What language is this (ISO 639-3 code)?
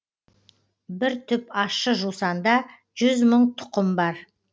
kaz